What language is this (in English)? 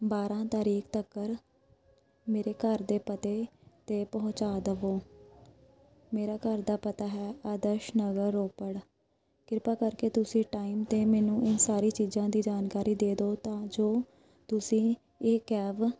Punjabi